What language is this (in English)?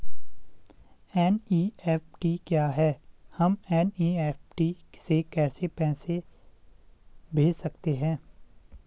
Hindi